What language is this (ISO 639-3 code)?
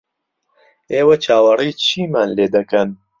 ckb